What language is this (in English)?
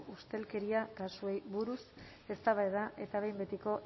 Basque